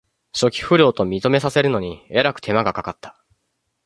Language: Japanese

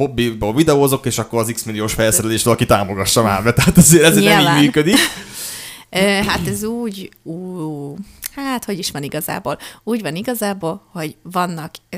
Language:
Hungarian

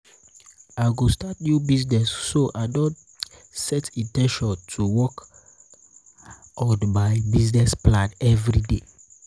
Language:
Nigerian Pidgin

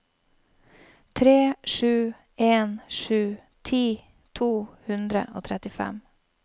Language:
Norwegian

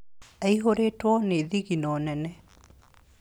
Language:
Kikuyu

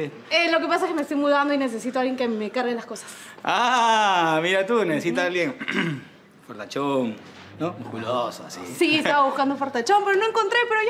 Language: Spanish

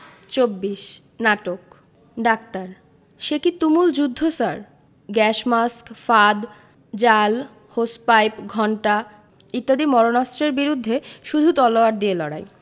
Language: Bangla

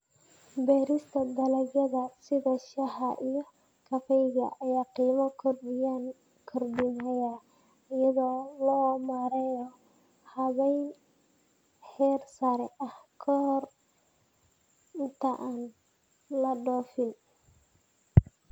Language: Somali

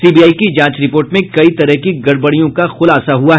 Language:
Hindi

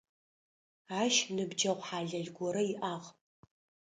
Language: Adyghe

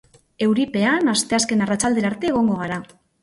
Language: Basque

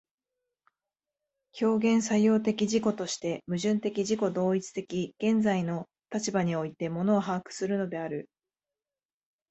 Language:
Japanese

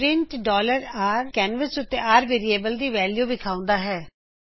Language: Punjabi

